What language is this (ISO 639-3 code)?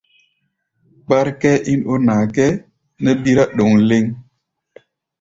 gba